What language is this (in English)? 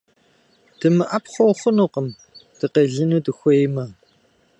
Kabardian